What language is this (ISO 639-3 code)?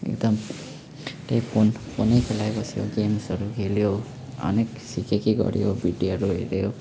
nep